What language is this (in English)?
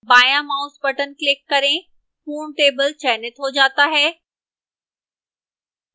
Hindi